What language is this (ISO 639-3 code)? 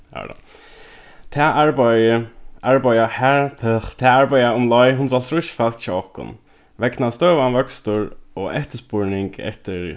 fao